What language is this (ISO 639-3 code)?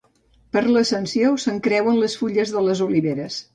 cat